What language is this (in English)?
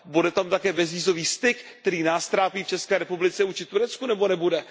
Czech